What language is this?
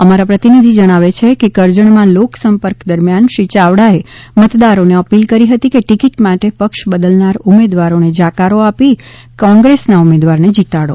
Gujarati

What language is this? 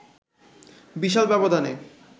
Bangla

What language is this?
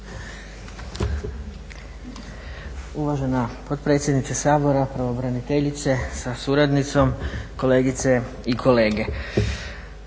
Croatian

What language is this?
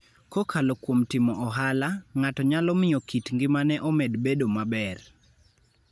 Luo (Kenya and Tanzania)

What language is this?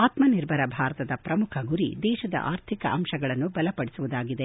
Kannada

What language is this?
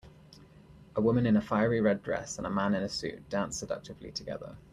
English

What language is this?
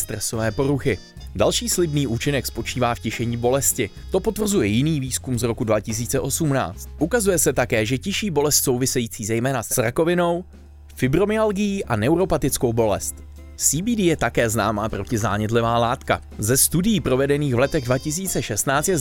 Czech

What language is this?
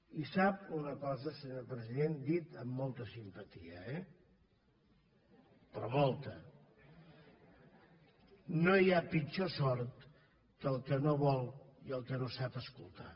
Catalan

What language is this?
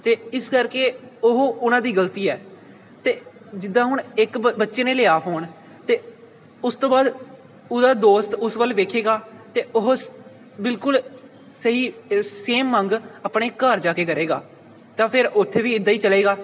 Punjabi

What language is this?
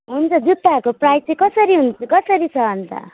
Nepali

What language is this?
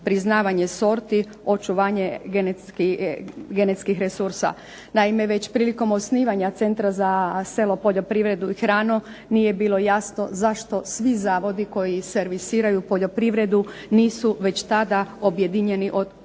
Croatian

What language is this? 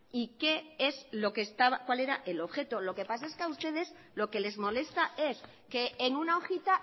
Spanish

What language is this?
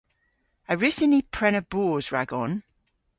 Cornish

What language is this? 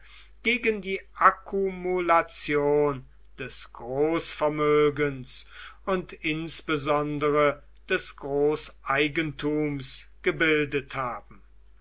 German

